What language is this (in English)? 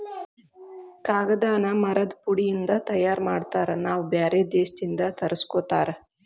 Kannada